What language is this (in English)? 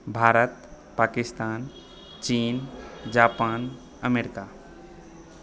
Maithili